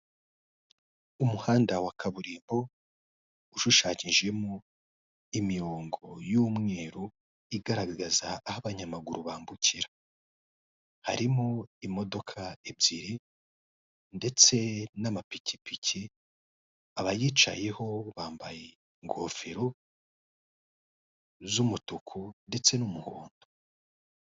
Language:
Kinyarwanda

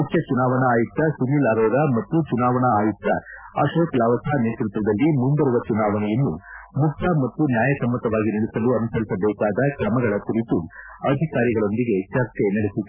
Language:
Kannada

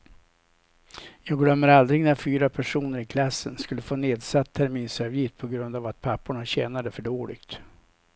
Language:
Swedish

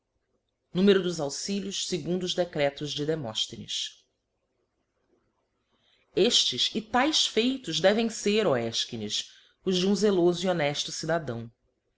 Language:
Portuguese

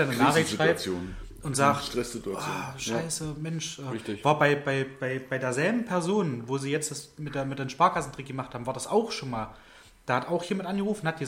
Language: German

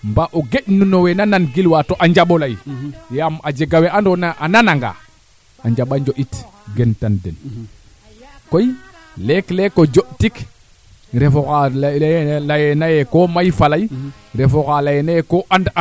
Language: Serer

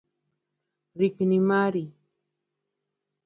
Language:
Luo (Kenya and Tanzania)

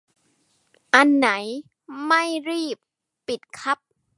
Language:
Thai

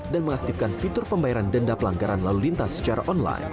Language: Indonesian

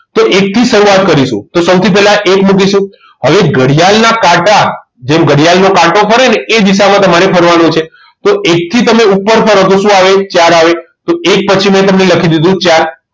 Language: Gujarati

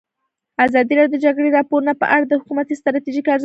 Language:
Pashto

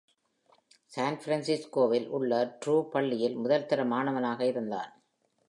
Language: Tamil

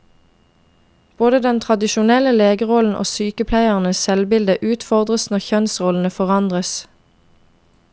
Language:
Norwegian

